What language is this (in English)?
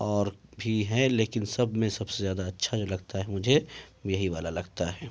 Urdu